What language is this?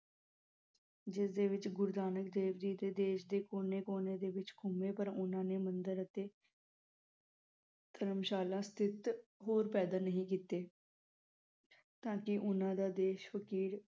Punjabi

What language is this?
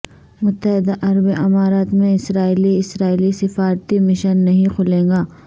Urdu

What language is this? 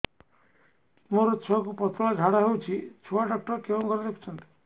Odia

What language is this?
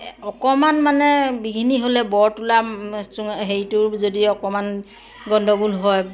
Assamese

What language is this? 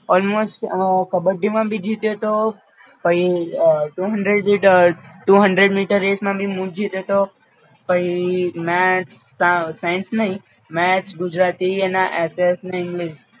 Gujarati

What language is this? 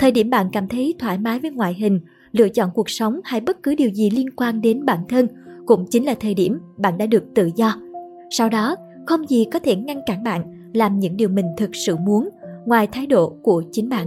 Vietnamese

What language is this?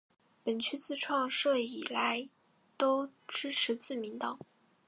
Chinese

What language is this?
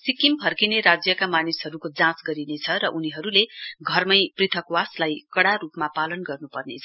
Nepali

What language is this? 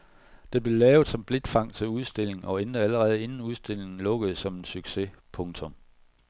Danish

